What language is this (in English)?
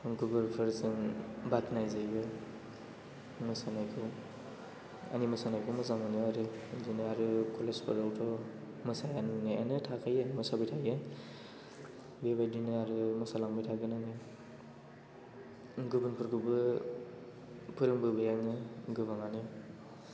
Bodo